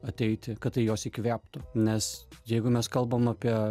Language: Lithuanian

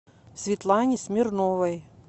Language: Russian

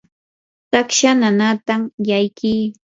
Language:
Yanahuanca Pasco Quechua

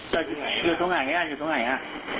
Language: Thai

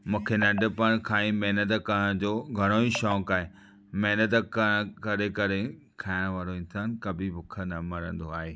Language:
Sindhi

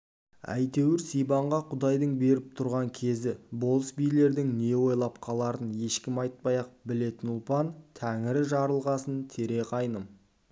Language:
Kazakh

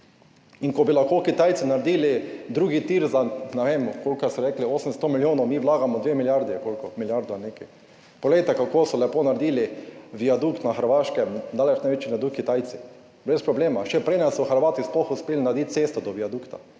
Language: Slovenian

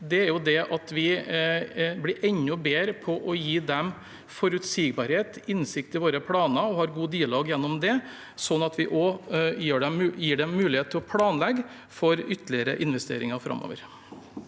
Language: Norwegian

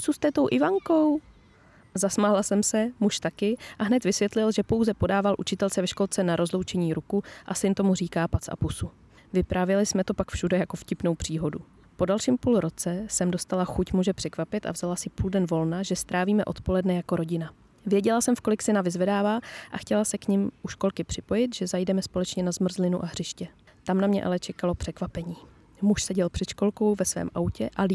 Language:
Czech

